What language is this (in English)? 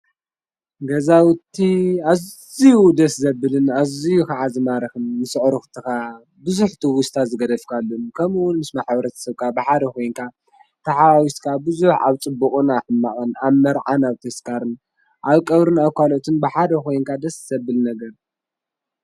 Tigrinya